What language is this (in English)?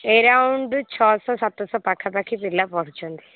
Odia